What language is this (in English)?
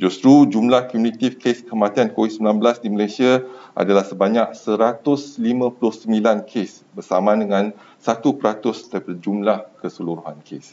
Malay